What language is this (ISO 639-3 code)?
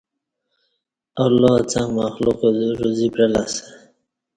bsh